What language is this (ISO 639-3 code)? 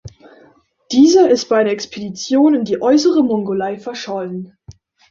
deu